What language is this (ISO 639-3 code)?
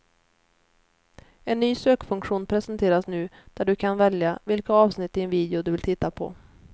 swe